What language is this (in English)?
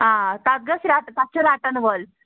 Kashmiri